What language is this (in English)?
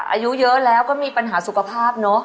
Thai